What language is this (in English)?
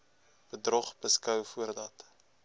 Afrikaans